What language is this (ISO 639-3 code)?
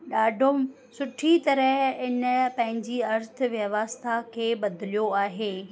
snd